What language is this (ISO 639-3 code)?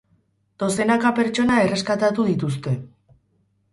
eus